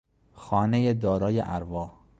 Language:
Persian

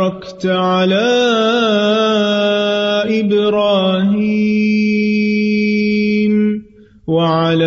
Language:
Urdu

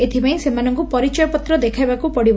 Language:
Odia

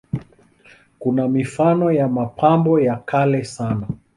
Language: Swahili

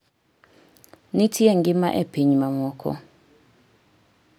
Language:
Luo (Kenya and Tanzania)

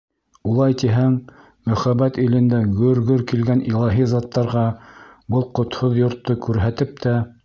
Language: Bashkir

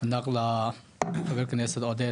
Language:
Hebrew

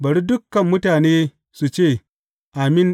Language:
Hausa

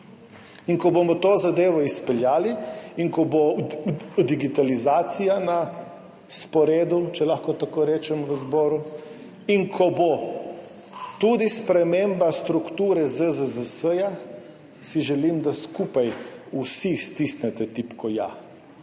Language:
Slovenian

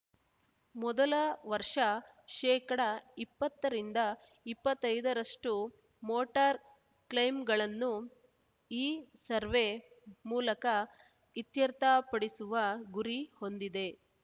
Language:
Kannada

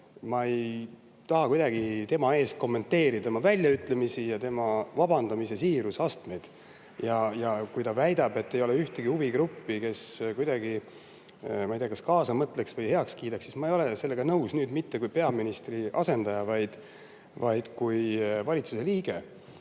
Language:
Estonian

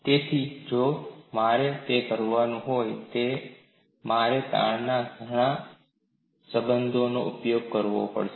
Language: Gujarati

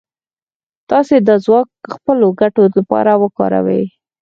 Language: Pashto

